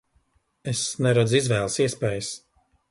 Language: Latvian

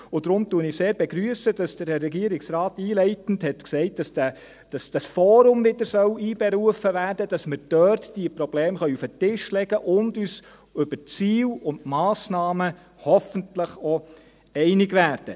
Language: Swiss German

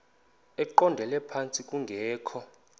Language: Xhosa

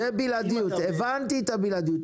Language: Hebrew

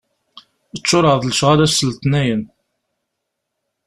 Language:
Kabyle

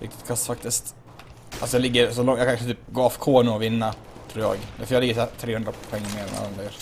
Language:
Swedish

